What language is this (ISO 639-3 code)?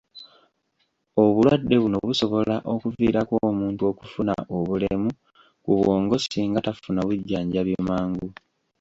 lug